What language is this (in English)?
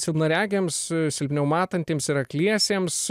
Lithuanian